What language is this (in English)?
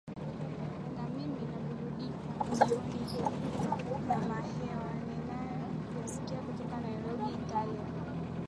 Swahili